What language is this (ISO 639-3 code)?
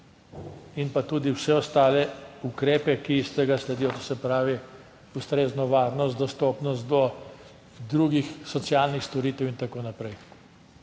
slv